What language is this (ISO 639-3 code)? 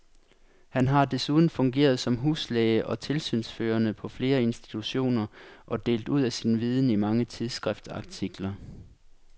dan